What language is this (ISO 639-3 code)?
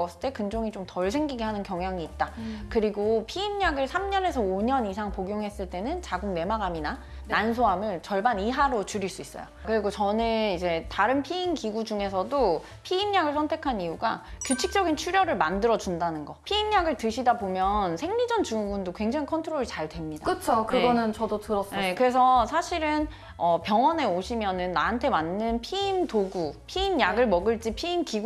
kor